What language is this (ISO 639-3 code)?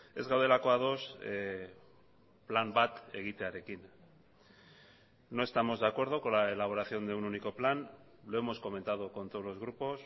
spa